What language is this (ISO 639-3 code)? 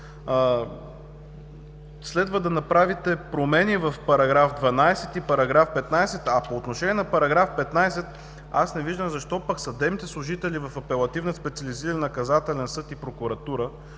bul